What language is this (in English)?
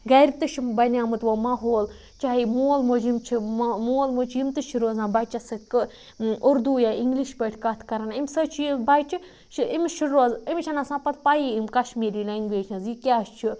Kashmiri